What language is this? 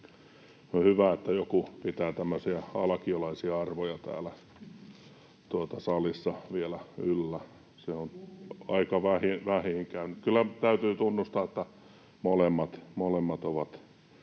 Finnish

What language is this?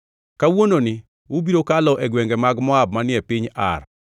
Luo (Kenya and Tanzania)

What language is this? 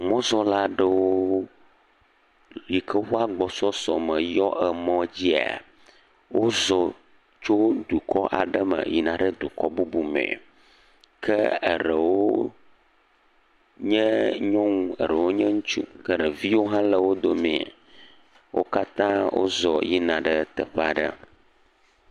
Ewe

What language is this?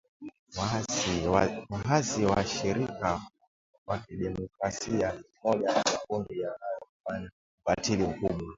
Swahili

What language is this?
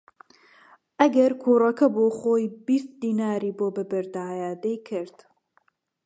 Central Kurdish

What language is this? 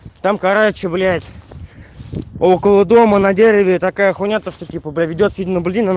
Russian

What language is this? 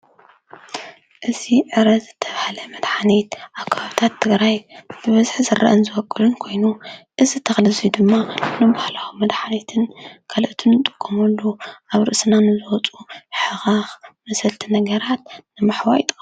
Tigrinya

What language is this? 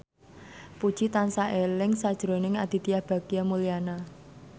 Javanese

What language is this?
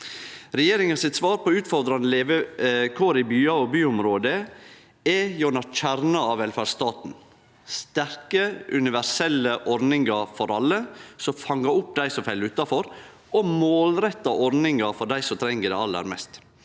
Norwegian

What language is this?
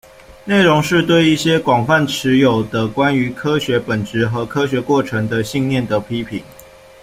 Chinese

